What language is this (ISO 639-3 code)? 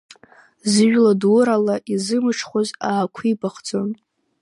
abk